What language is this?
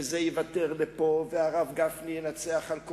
Hebrew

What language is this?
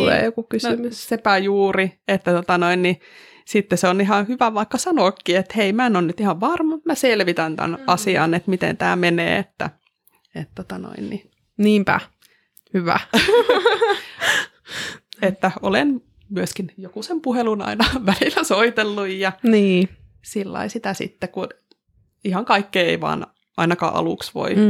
Finnish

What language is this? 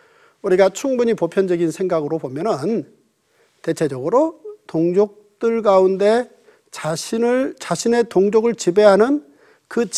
Korean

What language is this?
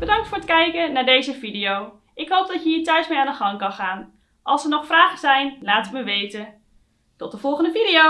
Dutch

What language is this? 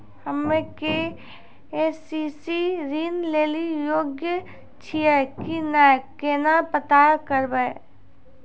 Maithili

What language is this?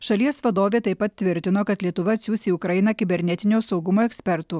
Lithuanian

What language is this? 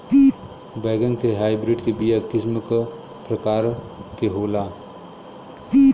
Bhojpuri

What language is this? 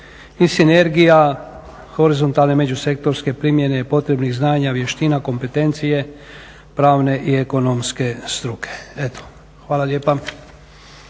Croatian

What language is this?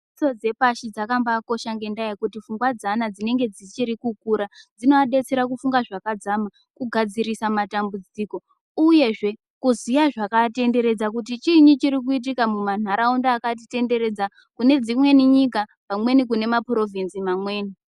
Ndau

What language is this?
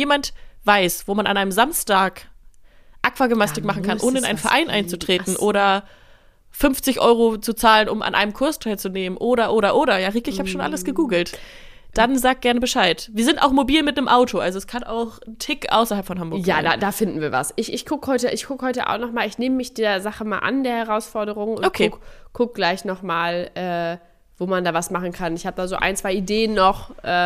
German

